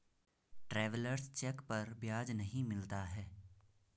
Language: Hindi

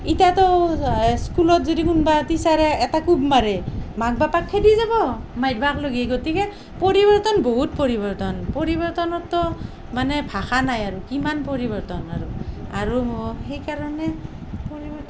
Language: Assamese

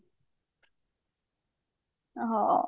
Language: Odia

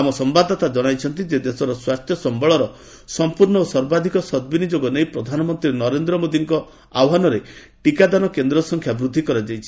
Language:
Odia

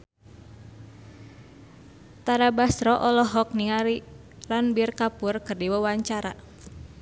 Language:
Sundanese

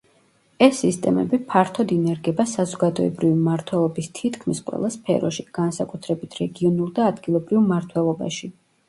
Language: Georgian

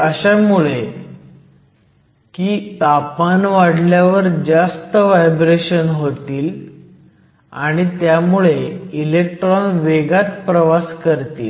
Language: Marathi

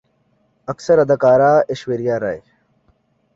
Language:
Urdu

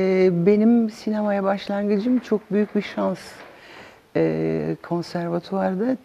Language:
Turkish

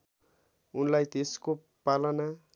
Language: Nepali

